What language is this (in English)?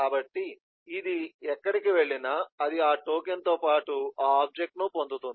Telugu